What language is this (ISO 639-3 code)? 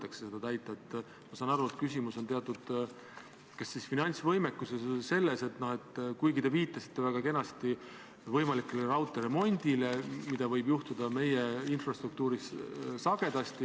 est